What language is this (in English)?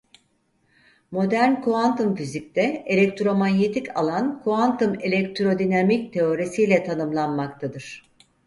Turkish